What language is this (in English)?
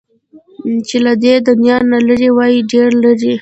Pashto